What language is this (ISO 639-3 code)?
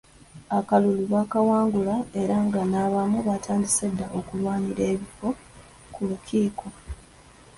lug